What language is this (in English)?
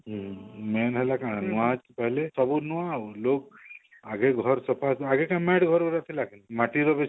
Odia